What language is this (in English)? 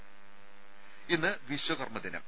Malayalam